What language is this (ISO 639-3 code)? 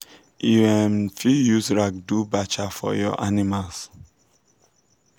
pcm